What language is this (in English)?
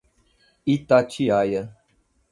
Portuguese